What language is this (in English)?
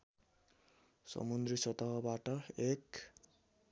Nepali